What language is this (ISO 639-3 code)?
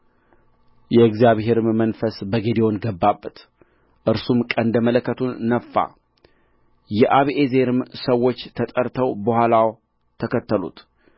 amh